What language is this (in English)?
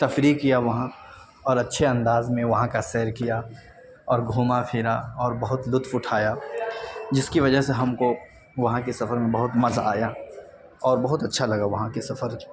Urdu